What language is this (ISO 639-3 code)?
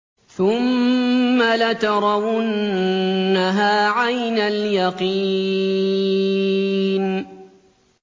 ara